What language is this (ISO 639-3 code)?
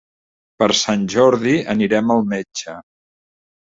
cat